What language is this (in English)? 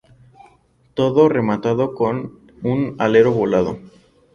Spanish